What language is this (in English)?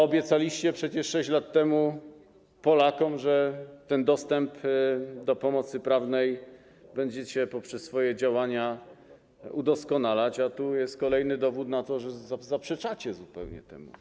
Polish